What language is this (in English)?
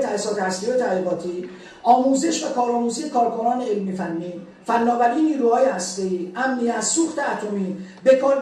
Persian